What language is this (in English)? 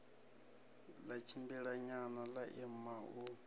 Venda